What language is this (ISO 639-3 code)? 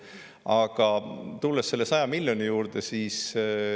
est